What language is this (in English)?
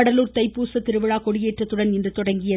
Tamil